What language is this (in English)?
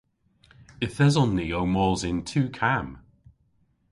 Cornish